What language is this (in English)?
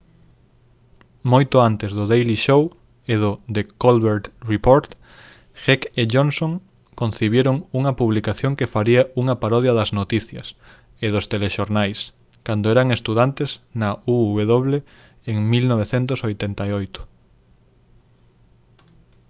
Galician